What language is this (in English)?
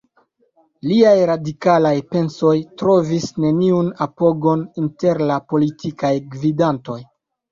Esperanto